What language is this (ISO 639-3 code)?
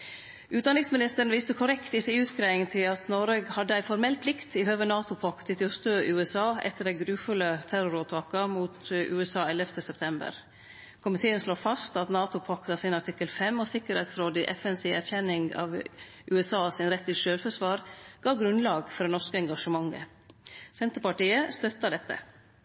nno